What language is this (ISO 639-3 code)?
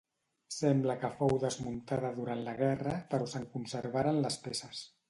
cat